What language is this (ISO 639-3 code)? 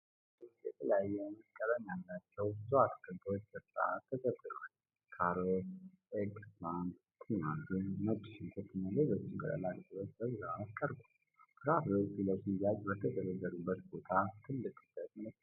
amh